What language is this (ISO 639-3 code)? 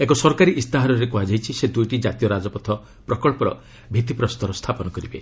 ori